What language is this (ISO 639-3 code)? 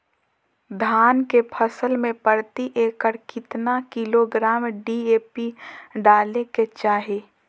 mag